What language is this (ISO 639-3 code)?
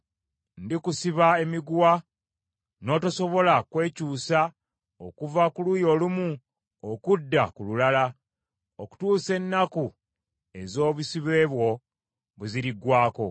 lug